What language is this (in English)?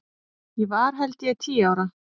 Icelandic